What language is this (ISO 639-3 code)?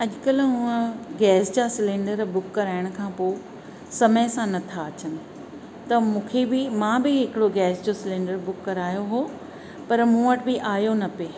snd